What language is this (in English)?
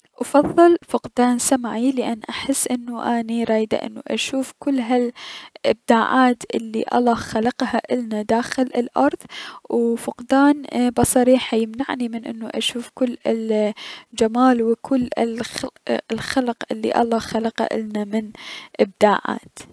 Mesopotamian Arabic